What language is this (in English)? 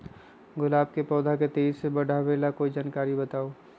Magahi